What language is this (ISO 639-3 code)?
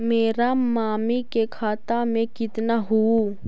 mag